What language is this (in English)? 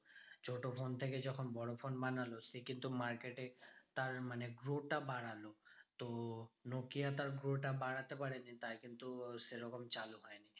Bangla